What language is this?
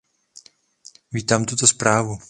Czech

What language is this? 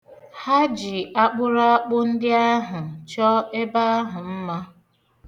Igbo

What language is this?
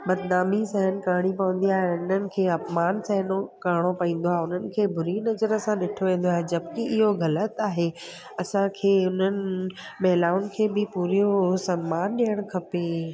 Sindhi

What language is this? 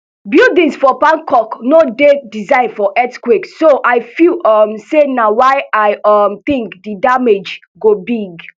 Nigerian Pidgin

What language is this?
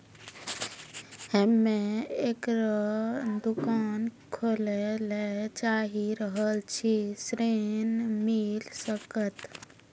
Maithili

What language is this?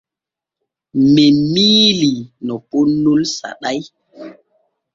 Borgu Fulfulde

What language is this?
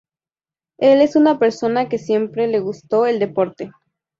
Spanish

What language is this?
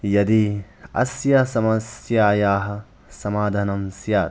Sanskrit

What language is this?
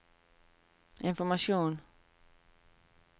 Norwegian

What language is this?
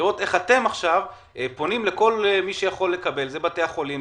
Hebrew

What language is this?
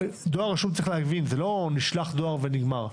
Hebrew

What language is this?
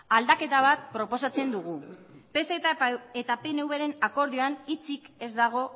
Basque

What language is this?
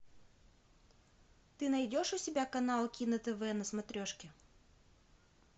Russian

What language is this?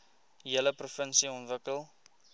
Afrikaans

